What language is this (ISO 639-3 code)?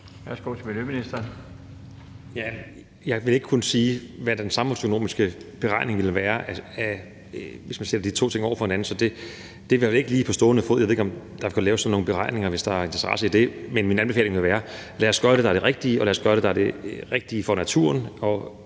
dan